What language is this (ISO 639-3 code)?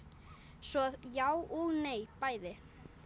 isl